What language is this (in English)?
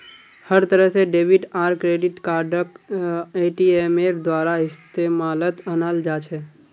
Magahi